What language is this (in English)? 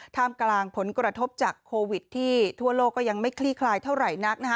Thai